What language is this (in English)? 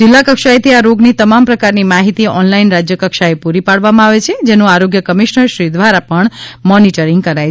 Gujarati